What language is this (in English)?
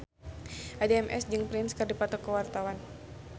Sundanese